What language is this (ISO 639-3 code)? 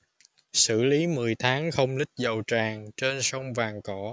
vie